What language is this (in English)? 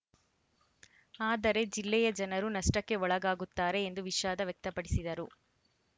Kannada